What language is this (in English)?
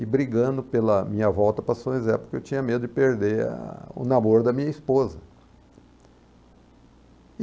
Portuguese